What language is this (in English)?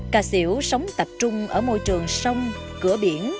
Vietnamese